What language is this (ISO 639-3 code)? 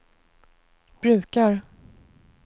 swe